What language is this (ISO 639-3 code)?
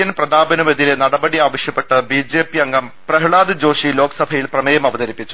mal